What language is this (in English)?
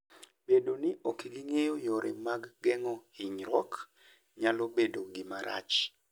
Luo (Kenya and Tanzania)